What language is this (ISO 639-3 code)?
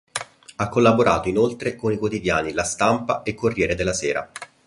ita